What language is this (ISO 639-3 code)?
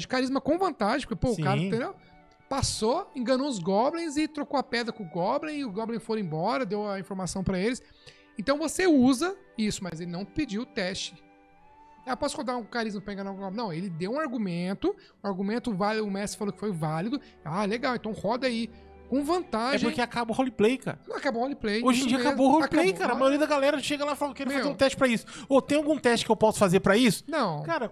por